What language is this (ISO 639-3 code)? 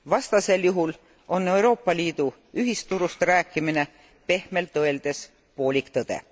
est